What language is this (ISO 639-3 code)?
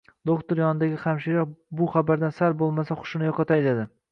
uzb